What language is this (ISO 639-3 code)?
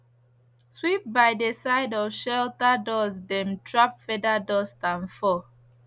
pcm